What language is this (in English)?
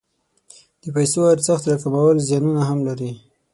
Pashto